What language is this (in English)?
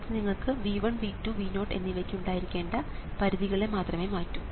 Malayalam